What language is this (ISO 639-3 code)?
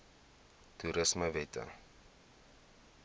afr